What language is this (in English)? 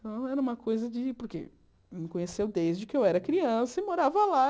Portuguese